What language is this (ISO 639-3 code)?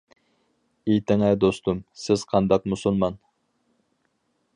uig